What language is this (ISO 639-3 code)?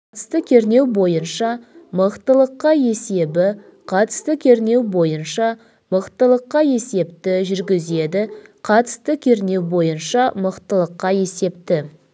kaz